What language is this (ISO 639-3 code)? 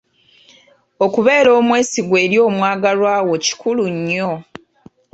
lug